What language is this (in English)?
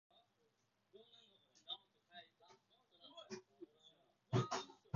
Japanese